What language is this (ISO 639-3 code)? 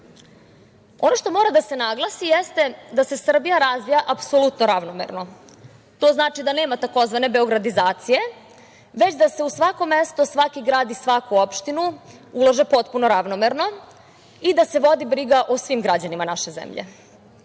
srp